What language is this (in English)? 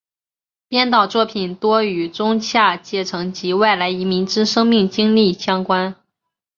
Chinese